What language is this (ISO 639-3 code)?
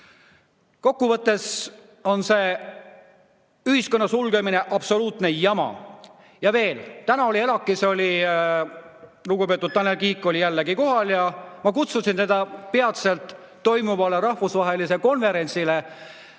est